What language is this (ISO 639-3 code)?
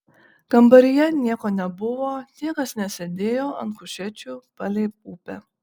lit